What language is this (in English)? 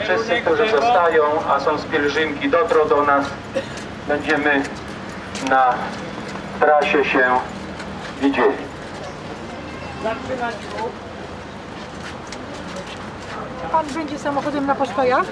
Polish